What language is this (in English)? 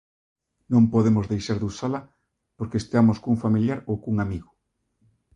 Galician